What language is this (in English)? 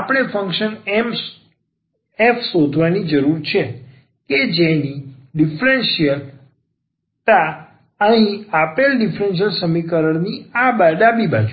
Gujarati